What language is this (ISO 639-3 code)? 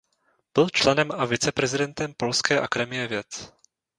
ces